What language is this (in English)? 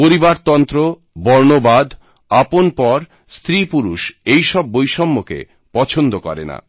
Bangla